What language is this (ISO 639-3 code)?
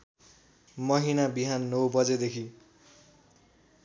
nep